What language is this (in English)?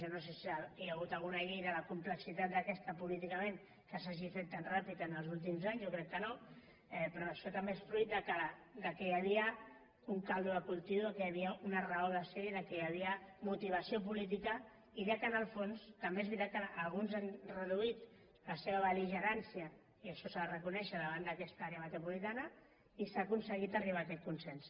Catalan